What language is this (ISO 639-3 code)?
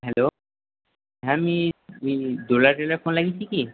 ben